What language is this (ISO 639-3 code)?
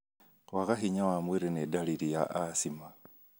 kik